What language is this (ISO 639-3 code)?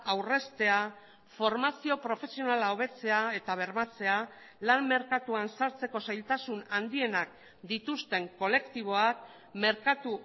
eus